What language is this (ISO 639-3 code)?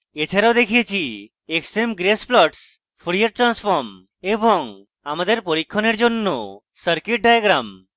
ben